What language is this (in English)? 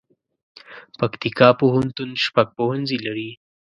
Pashto